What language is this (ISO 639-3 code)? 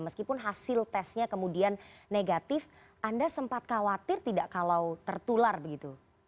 ind